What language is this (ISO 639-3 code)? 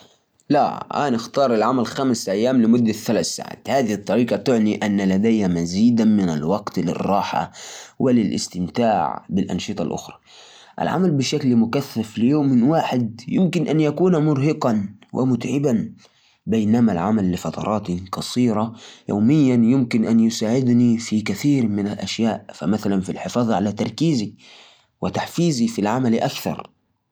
ars